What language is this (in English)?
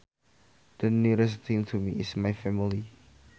Sundanese